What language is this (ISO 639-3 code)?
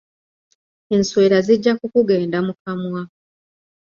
lug